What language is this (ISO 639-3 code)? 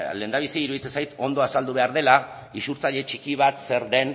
eus